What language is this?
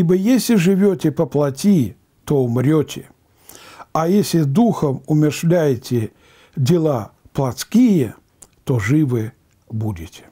Russian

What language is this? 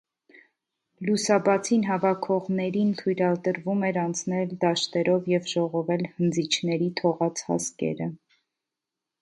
Armenian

